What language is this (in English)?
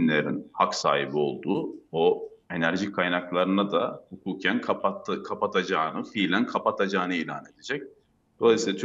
Turkish